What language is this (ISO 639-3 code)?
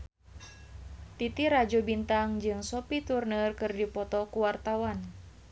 sun